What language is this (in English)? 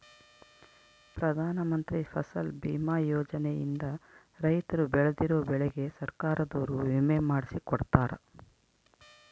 Kannada